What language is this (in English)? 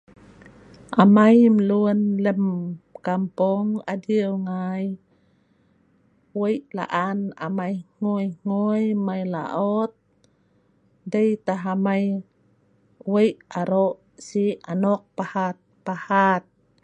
Sa'ban